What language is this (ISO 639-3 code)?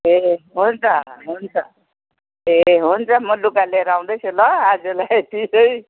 nep